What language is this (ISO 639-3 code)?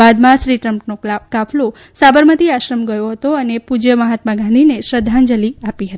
guj